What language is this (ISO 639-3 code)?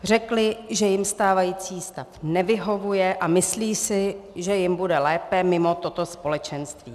ces